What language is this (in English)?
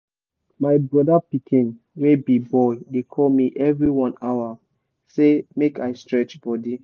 Nigerian Pidgin